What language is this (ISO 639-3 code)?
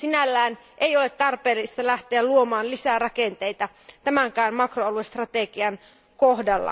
fin